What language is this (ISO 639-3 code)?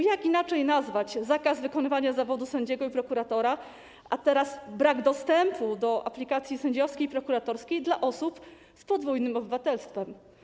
pol